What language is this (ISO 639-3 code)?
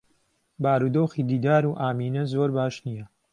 ckb